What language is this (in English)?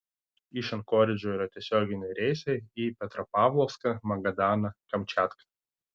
Lithuanian